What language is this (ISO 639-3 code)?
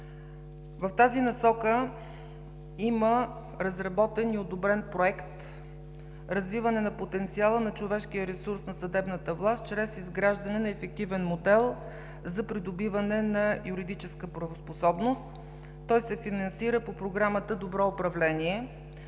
bul